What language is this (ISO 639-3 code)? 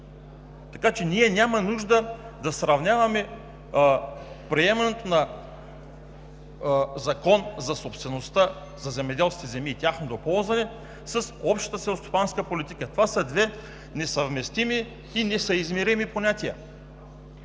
bul